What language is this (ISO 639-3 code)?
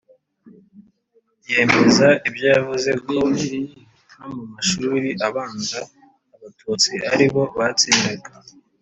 kin